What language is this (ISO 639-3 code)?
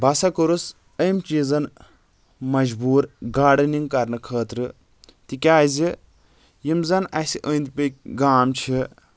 kas